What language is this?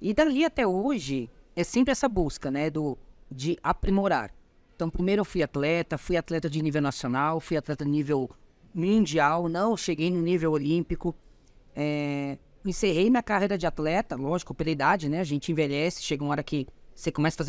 Portuguese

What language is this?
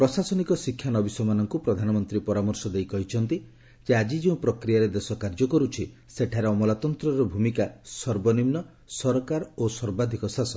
Odia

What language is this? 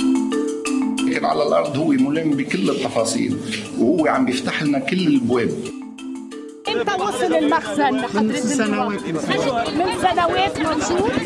Arabic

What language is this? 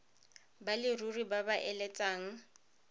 Tswana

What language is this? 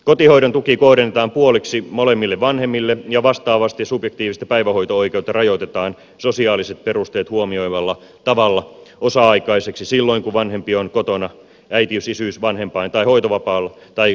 Finnish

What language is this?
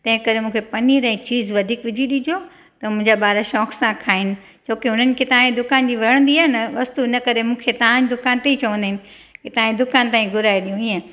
Sindhi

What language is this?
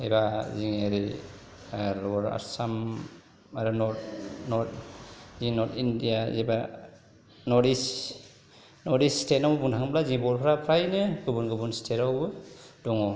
Bodo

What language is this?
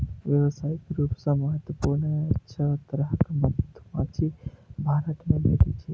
Maithili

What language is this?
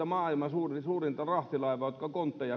Finnish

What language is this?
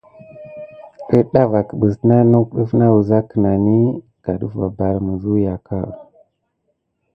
Gidar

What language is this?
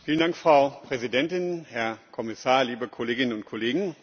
German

